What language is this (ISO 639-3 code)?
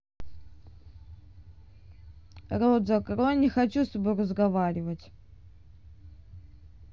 rus